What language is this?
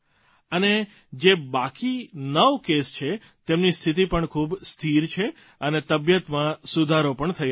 Gujarati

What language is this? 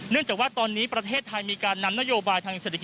Thai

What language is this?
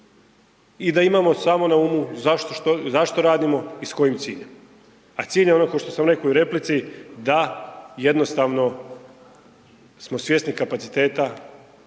Croatian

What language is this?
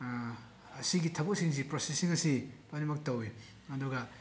Manipuri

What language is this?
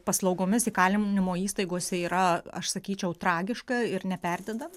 Lithuanian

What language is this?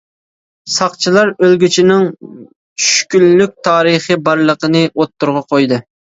Uyghur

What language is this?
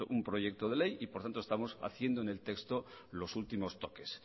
Spanish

